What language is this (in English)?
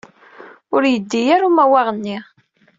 Kabyle